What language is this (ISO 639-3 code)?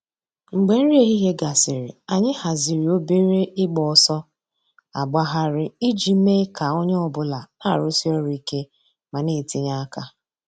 ibo